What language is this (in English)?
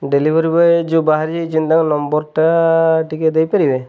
Odia